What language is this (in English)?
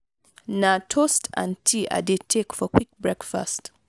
Nigerian Pidgin